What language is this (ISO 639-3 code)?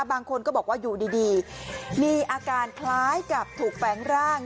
tha